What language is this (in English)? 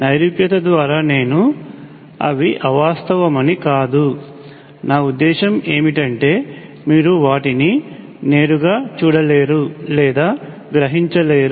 Telugu